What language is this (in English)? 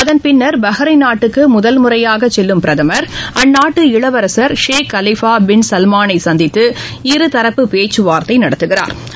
Tamil